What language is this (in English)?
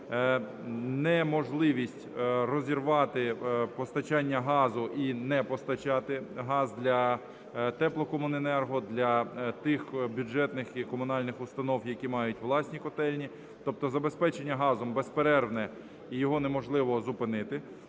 Ukrainian